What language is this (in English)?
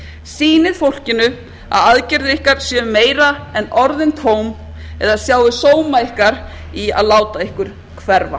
Icelandic